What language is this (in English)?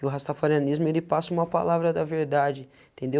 Portuguese